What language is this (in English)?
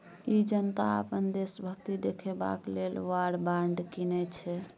Maithili